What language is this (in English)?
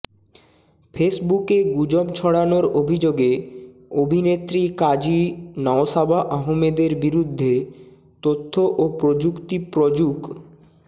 Bangla